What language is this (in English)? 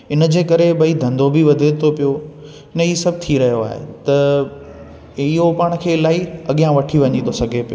Sindhi